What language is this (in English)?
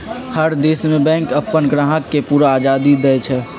Magahi